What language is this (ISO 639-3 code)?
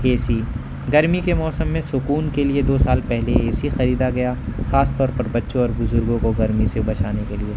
urd